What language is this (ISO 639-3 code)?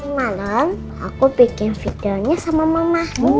ind